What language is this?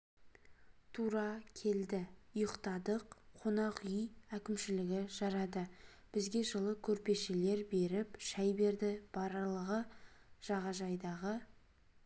Kazakh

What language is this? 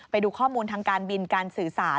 Thai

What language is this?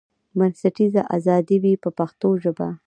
Pashto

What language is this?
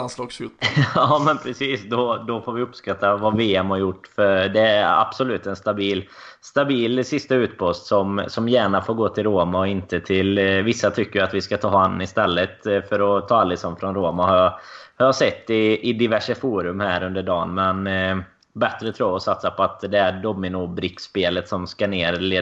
Swedish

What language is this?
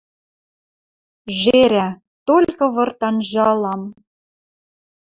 Western Mari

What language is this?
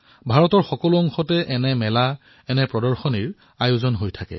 Assamese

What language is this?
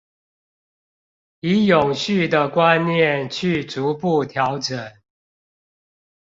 Chinese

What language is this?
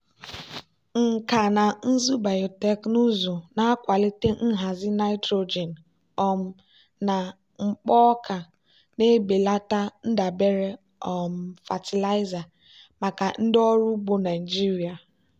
Igbo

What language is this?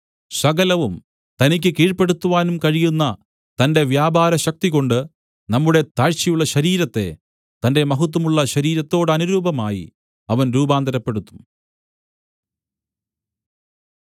Malayalam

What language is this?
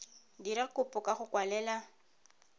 Tswana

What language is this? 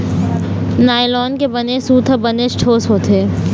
Chhattisgarhi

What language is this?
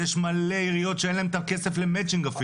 Hebrew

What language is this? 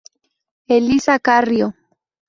Spanish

